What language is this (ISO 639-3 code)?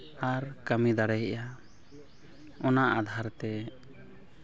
sat